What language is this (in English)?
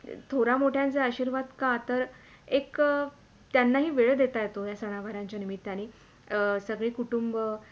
Marathi